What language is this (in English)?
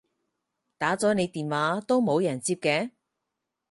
Cantonese